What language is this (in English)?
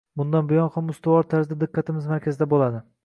Uzbek